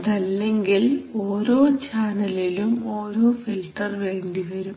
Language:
Malayalam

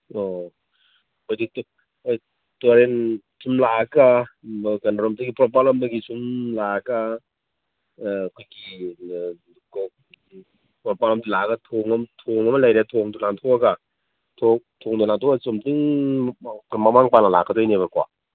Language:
Manipuri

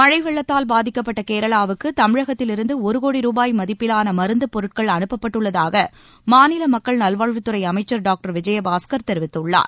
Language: Tamil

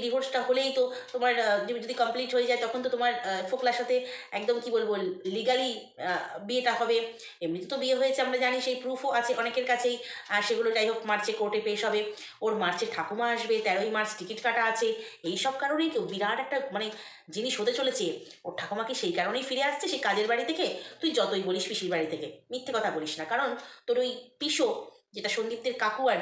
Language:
Bangla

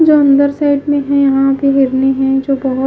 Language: Hindi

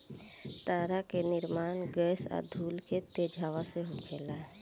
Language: Bhojpuri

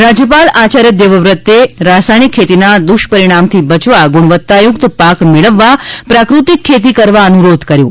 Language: Gujarati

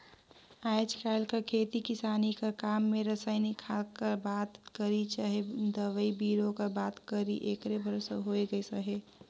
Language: Chhattisgarhi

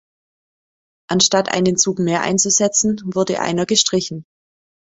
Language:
German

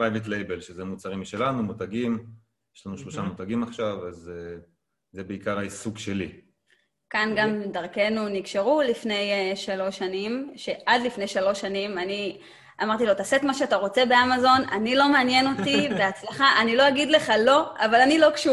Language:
Hebrew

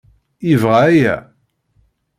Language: Kabyle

